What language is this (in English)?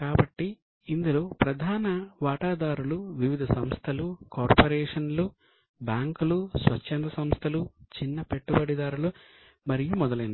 Telugu